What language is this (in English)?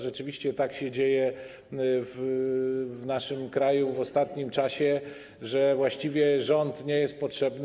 Polish